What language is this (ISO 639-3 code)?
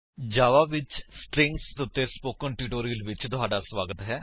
pan